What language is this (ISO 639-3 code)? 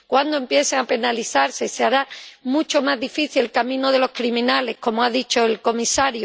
spa